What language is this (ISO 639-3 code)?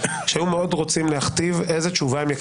heb